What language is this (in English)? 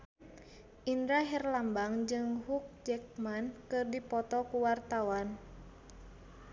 Sundanese